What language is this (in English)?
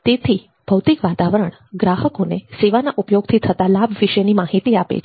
Gujarati